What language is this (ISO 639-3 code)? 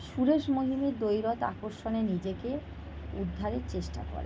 ben